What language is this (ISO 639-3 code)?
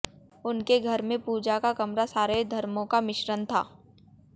hin